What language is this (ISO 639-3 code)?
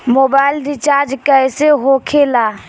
bho